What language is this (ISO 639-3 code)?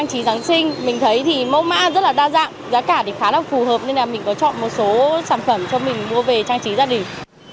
vie